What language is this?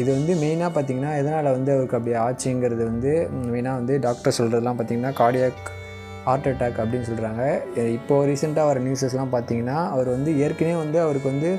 Indonesian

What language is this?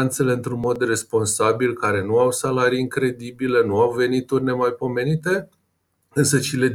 Romanian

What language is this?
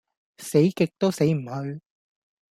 Cantonese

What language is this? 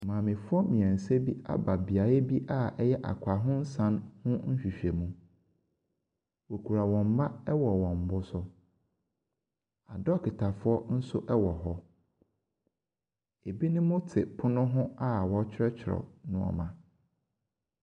Akan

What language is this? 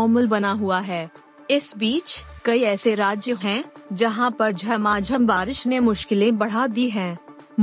Hindi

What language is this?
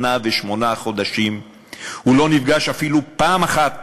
Hebrew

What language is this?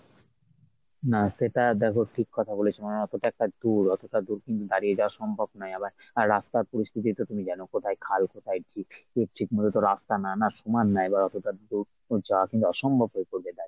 Bangla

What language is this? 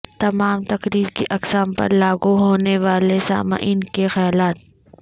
Urdu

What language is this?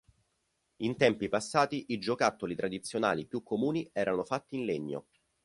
Italian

